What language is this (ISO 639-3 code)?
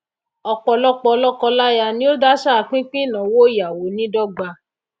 yor